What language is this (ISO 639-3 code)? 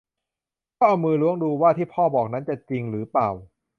tha